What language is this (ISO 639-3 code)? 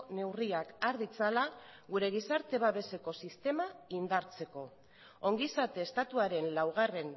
eus